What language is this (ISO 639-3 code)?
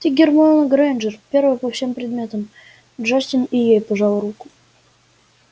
rus